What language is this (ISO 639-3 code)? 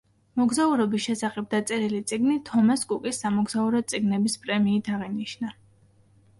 kat